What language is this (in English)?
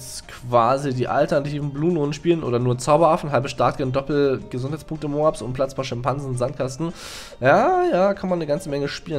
German